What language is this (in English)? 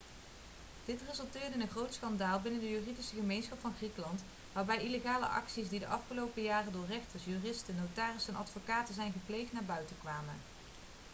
Dutch